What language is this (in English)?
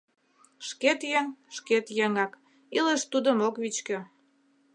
Mari